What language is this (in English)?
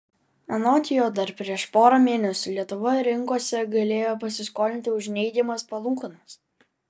Lithuanian